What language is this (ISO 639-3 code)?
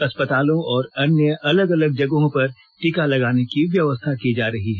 hin